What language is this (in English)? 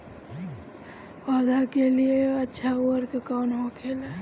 Bhojpuri